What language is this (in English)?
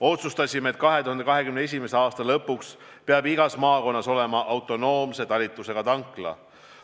Estonian